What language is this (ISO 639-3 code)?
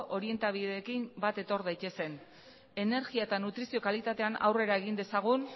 eus